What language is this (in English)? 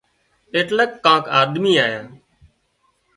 Wadiyara Koli